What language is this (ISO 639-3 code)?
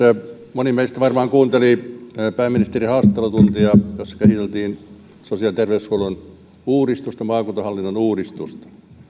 fin